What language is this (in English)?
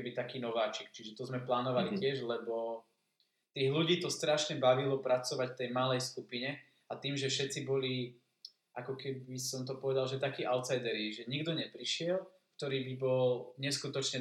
Slovak